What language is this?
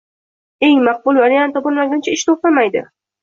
Uzbek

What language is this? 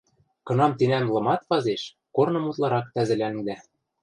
Western Mari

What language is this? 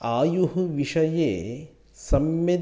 Sanskrit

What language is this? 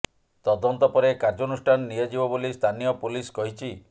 Odia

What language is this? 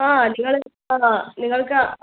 Malayalam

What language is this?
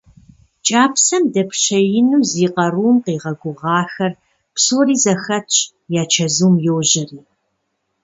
Kabardian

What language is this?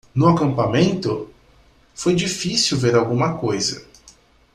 Portuguese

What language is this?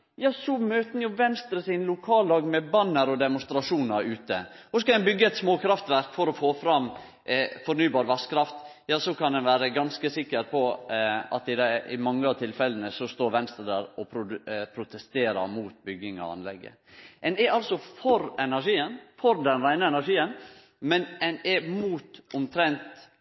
Norwegian Nynorsk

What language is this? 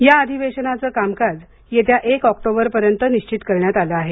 Marathi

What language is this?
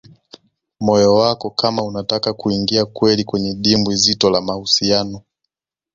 Swahili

